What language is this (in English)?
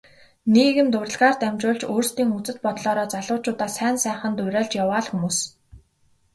Mongolian